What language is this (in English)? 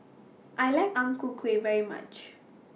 English